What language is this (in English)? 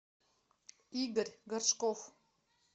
Russian